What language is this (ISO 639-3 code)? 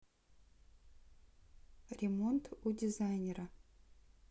rus